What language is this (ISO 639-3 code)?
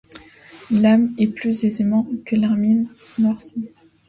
fra